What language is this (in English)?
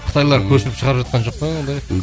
Kazakh